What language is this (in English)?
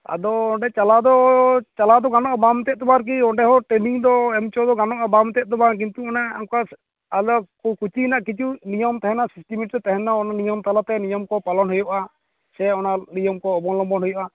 Santali